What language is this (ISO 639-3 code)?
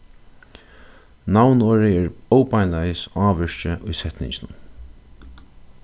fao